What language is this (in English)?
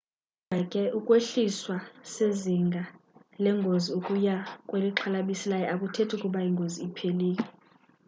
Xhosa